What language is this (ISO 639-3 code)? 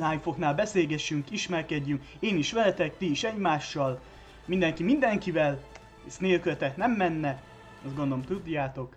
hun